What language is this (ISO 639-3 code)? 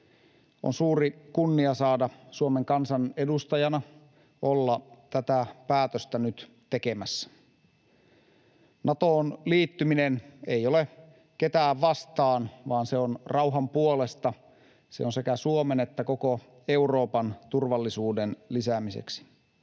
fin